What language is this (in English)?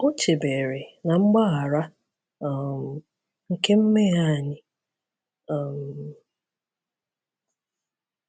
Igbo